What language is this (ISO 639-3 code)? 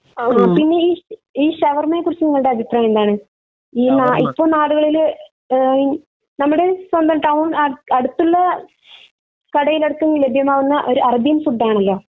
mal